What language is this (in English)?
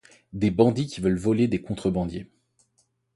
French